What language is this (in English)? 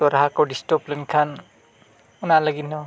Santali